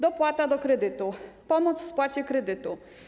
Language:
Polish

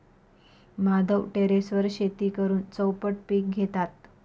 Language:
Marathi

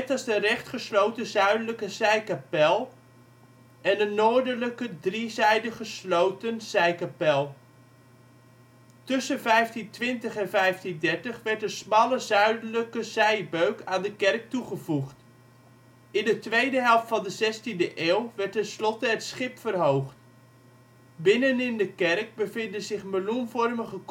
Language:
Dutch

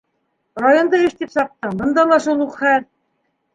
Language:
Bashkir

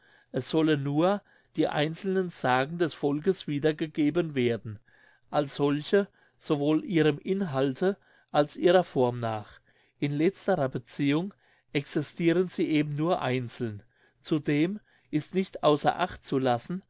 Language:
German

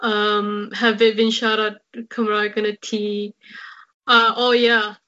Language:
Welsh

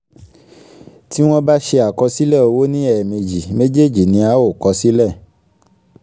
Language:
Yoruba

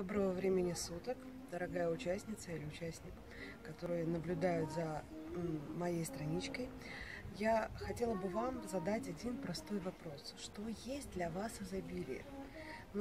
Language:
Russian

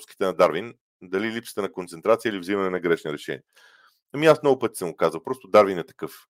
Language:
Bulgarian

